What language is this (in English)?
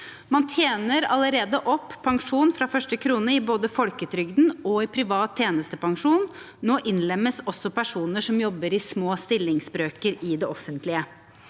Norwegian